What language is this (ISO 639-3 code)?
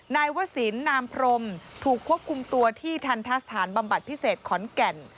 tha